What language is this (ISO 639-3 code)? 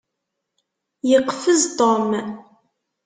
kab